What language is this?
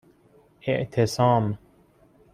Persian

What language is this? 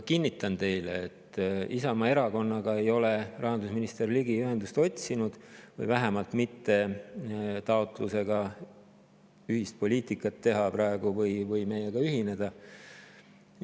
Estonian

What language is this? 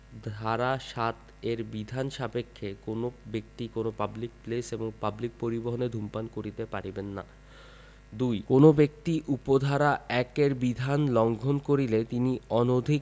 Bangla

